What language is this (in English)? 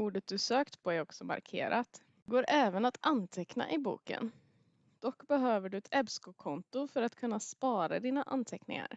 Swedish